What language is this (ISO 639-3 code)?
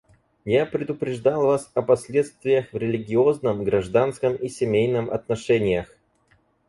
rus